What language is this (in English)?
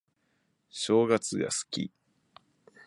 Japanese